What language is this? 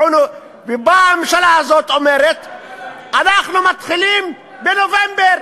Hebrew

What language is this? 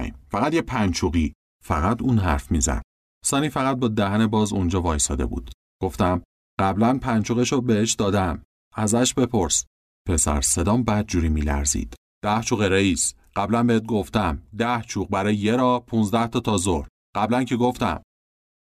Persian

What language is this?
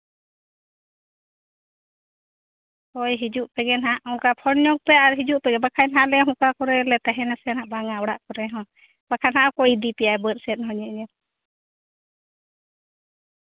Santali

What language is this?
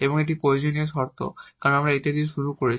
Bangla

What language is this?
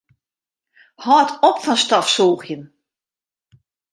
Western Frisian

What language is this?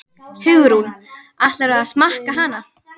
Icelandic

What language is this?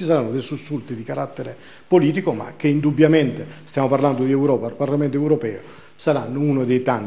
Italian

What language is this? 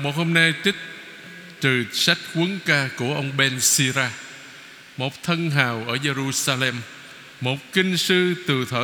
Vietnamese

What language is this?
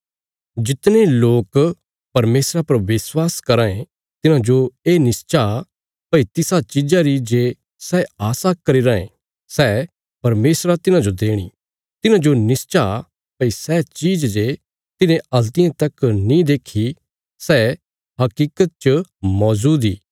Bilaspuri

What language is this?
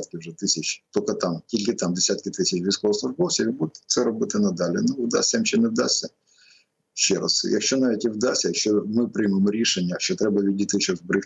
Ukrainian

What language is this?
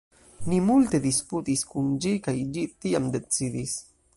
Esperanto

